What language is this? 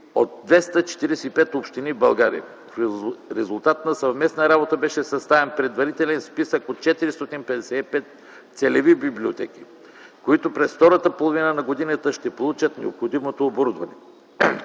Bulgarian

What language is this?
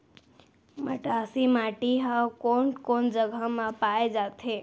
Chhattisgarhi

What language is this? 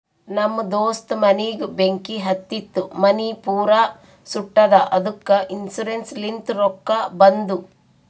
Kannada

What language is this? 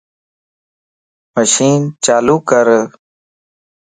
Lasi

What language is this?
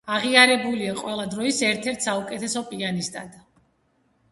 Georgian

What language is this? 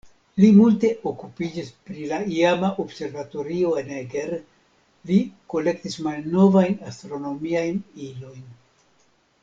Esperanto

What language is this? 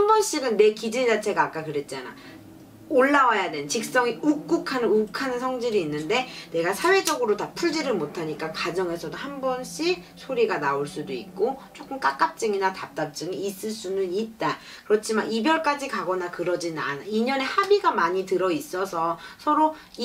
Korean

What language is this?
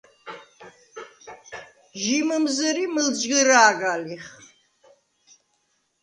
Svan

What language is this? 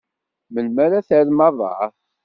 Kabyle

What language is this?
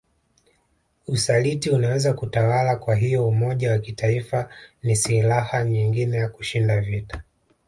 Swahili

